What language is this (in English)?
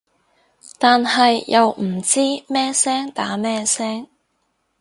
Cantonese